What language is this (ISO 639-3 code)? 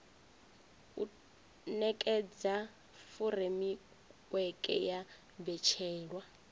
ven